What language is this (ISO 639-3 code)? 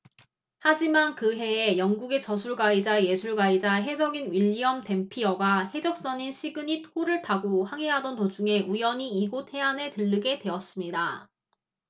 kor